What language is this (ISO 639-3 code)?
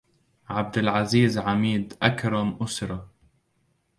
ara